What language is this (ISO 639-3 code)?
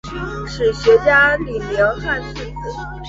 zho